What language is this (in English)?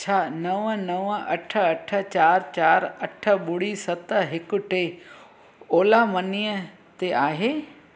Sindhi